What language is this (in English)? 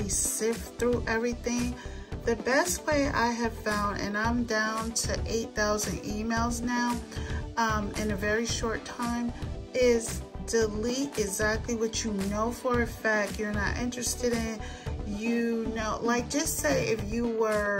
English